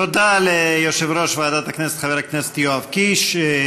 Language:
Hebrew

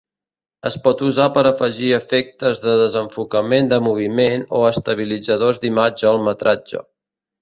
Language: Catalan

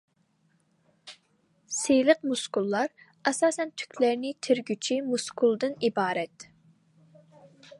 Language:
Uyghur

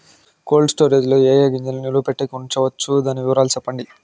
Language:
Telugu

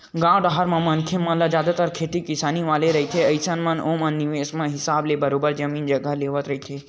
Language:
Chhattisgarhi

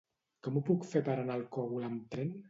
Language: Catalan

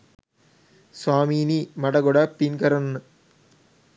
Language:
Sinhala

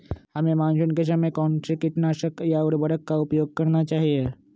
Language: Magahi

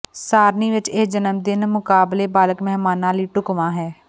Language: Punjabi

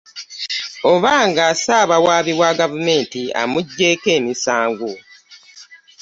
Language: Ganda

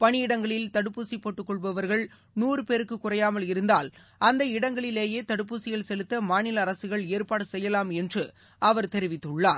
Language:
Tamil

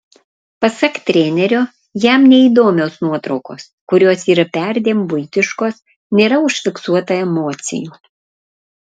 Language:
Lithuanian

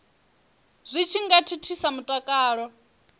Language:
Venda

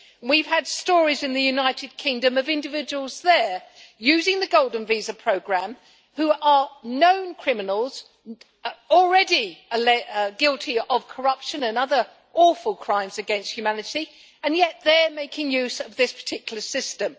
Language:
English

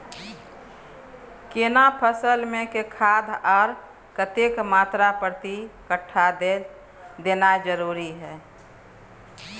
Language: Maithili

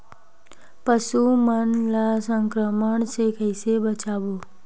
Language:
Chhattisgarhi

